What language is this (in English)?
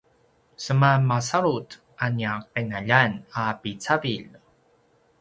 Paiwan